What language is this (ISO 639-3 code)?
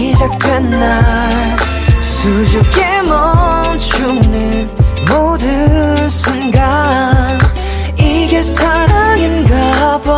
kor